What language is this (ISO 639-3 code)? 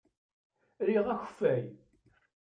kab